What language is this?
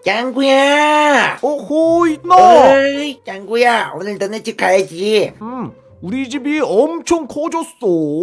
Korean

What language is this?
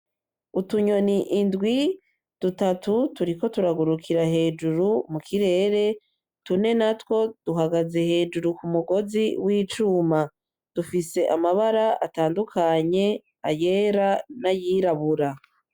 Rundi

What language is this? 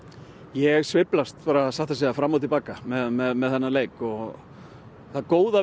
Icelandic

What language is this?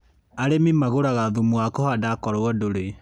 Kikuyu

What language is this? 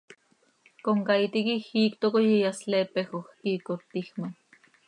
Seri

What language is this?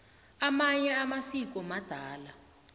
South Ndebele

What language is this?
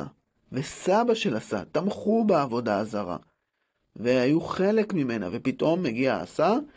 Hebrew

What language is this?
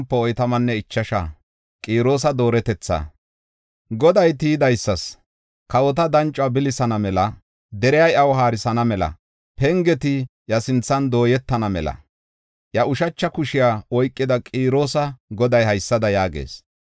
Gofa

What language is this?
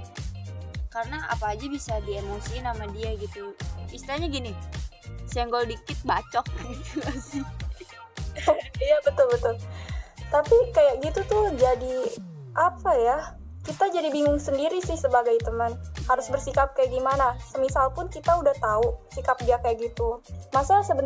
Indonesian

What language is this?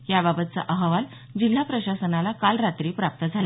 Marathi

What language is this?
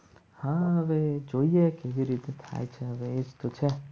Gujarati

